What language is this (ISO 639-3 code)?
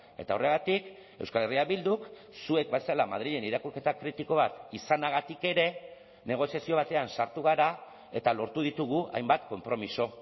eus